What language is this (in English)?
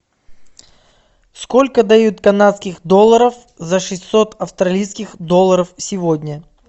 Russian